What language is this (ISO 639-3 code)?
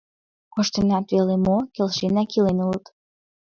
chm